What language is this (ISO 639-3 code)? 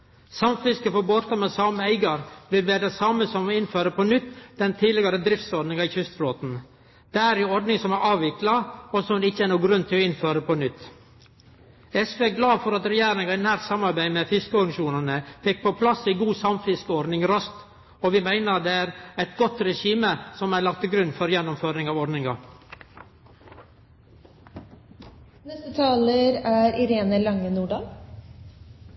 nno